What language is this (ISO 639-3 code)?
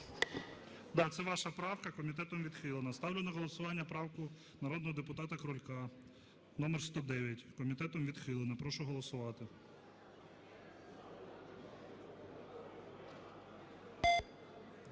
ukr